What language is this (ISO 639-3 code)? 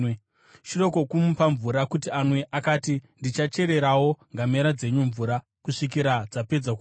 sna